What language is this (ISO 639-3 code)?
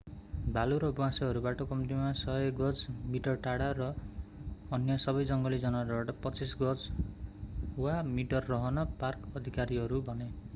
nep